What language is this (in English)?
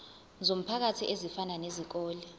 Zulu